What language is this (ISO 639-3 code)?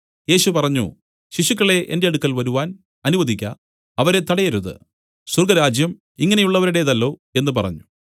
mal